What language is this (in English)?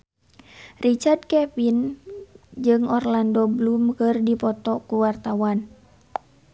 Sundanese